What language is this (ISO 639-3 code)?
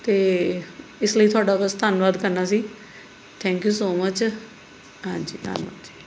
pan